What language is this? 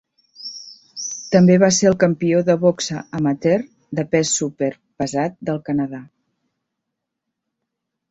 Catalan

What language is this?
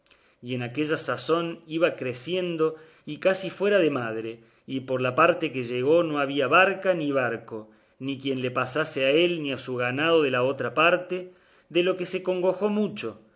Spanish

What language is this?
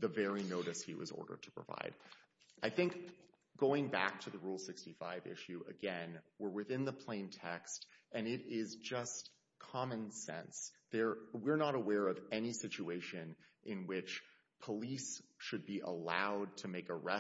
English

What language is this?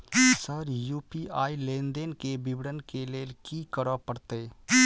Maithili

